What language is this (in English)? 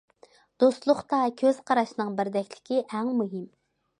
Uyghur